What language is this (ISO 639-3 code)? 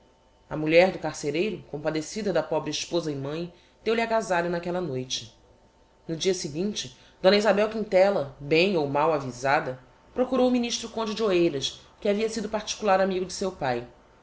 por